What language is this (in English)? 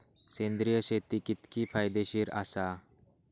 Marathi